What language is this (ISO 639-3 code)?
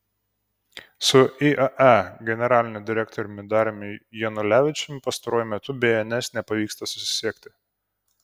lit